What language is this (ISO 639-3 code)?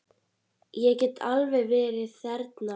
isl